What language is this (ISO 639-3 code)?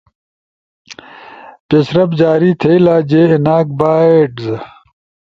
ush